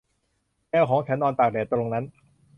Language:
Thai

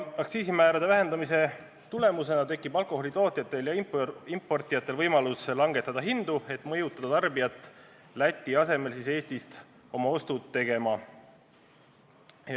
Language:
Estonian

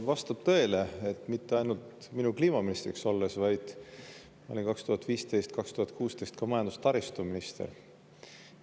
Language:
Estonian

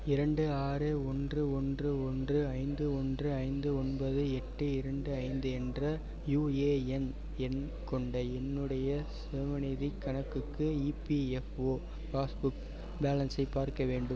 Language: Tamil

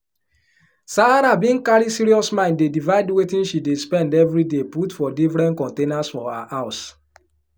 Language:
Nigerian Pidgin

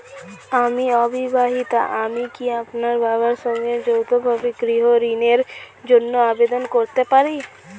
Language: Bangla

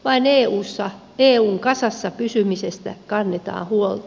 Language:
Finnish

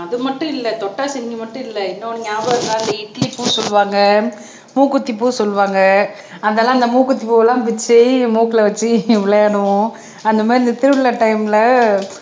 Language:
Tamil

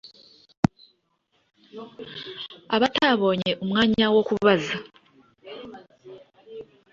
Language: Kinyarwanda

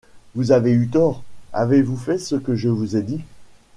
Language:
French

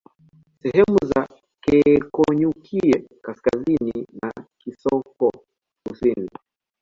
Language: Swahili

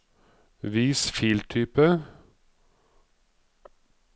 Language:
Norwegian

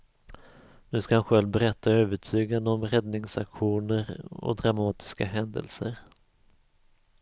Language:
Swedish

